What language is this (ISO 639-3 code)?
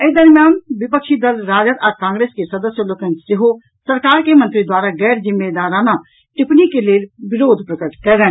mai